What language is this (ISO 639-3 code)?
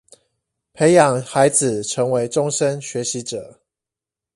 zho